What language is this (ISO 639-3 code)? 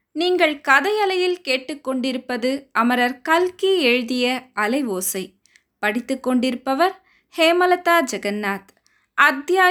tam